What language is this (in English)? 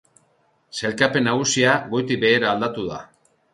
Basque